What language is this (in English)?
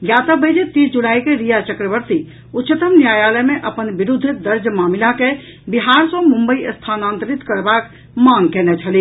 Maithili